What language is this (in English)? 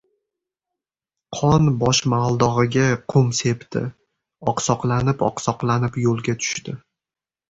Uzbek